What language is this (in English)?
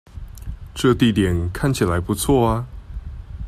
Chinese